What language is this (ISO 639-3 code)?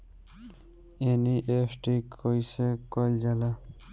bho